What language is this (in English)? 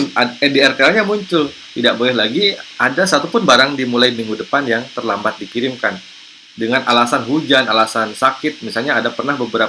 Indonesian